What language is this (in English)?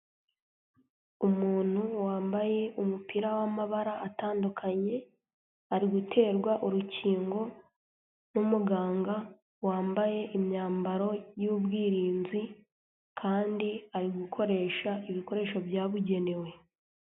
Kinyarwanda